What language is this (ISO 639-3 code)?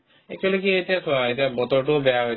asm